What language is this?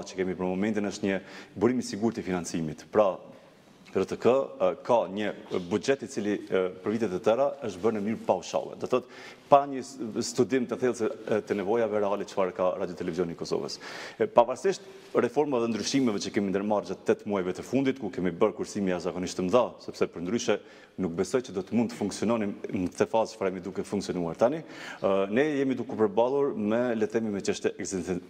Romanian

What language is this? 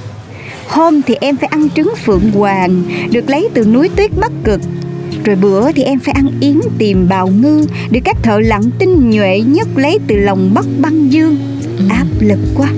Vietnamese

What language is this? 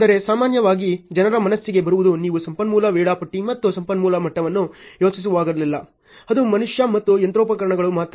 Kannada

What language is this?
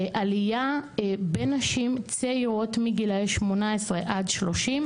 Hebrew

